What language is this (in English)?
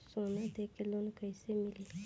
Bhojpuri